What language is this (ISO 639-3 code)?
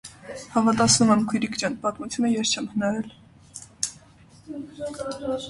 hye